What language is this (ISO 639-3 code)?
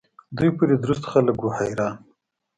pus